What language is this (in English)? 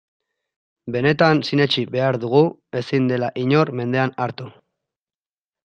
Basque